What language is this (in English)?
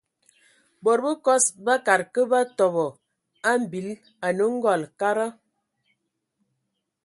Ewondo